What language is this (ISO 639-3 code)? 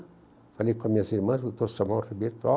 por